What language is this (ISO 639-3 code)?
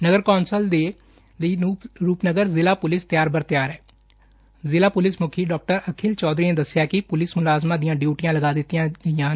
pan